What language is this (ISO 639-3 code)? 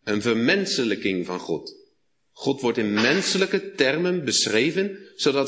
nld